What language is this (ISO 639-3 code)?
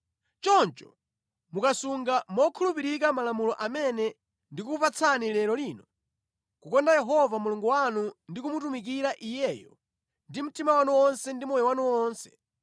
nya